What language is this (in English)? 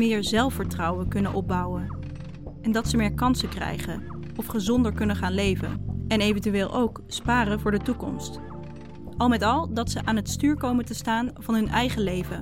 Dutch